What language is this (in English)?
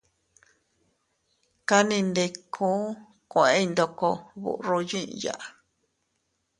Teutila Cuicatec